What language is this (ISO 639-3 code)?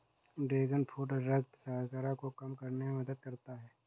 hin